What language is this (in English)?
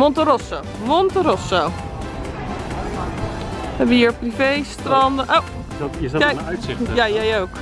Dutch